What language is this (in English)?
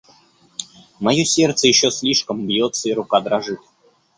Russian